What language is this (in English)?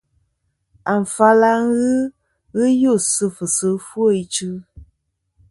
Kom